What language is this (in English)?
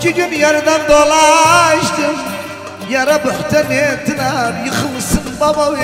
Arabic